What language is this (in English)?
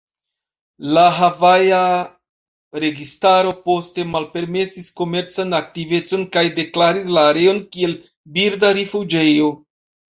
Esperanto